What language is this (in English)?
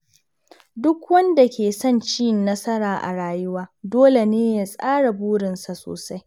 Hausa